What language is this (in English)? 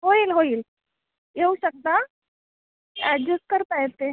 Marathi